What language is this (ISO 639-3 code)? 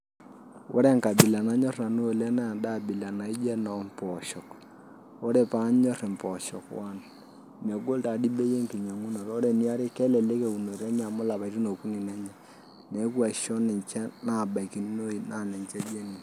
mas